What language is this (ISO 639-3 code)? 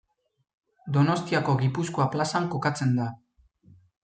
eus